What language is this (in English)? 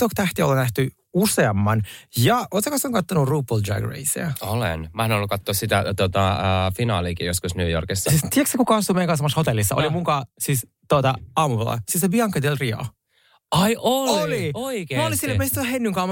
Finnish